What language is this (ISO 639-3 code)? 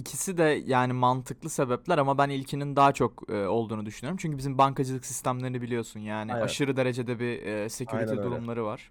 tur